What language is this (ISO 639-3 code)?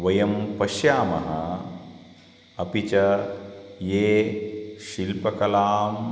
san